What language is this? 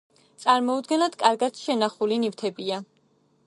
Georgian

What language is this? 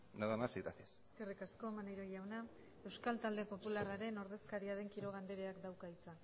Basque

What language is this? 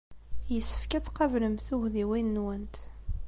Kabyle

